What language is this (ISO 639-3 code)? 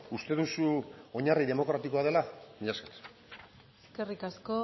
eus